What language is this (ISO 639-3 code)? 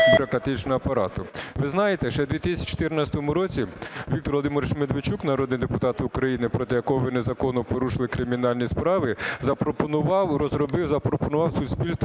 ukr